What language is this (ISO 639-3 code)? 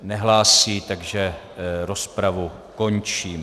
ces